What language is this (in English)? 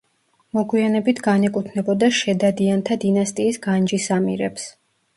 Georgian